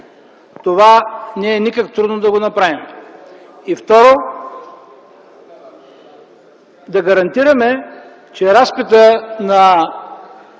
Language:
Bulgarian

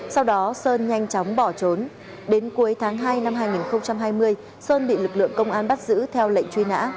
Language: Vietnamese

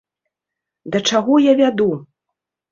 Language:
Belarusian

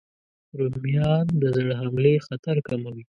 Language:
Pashto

